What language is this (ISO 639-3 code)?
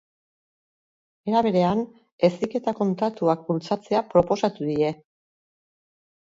eus